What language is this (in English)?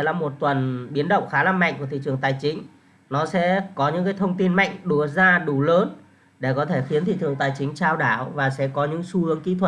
Vietnamese